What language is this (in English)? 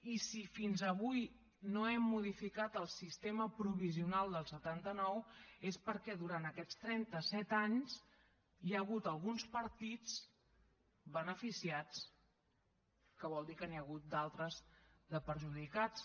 Catalan